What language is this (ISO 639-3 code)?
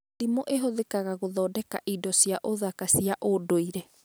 kik